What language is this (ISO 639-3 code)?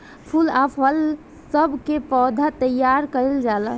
bho